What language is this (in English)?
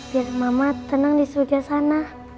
Indonesian